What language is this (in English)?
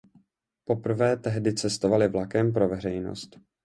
Czech